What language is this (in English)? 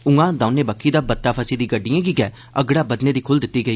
Dogri